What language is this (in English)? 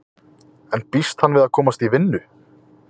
Icelandic